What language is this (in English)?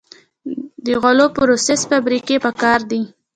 Pashto